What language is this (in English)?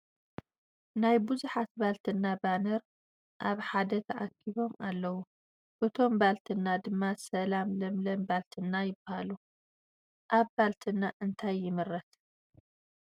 Tigrinya